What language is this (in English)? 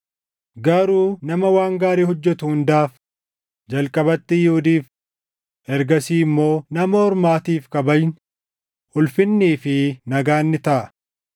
Oromo